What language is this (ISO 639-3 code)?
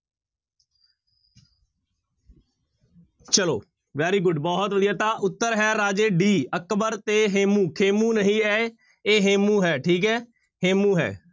pan